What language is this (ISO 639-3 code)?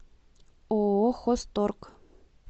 rus